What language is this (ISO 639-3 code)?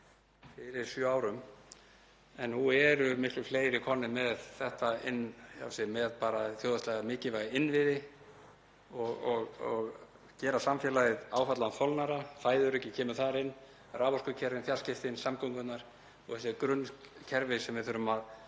isl